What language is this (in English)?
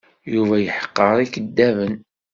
Kabyle